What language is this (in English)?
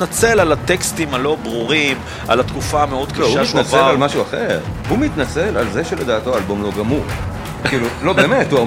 Hebrew